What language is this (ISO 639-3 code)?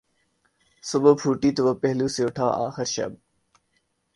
urd